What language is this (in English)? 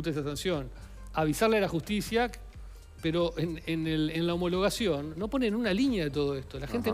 Spanish